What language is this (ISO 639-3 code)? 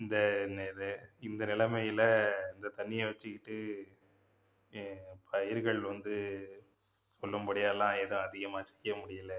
tam